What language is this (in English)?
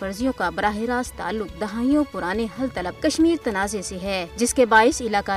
Urdu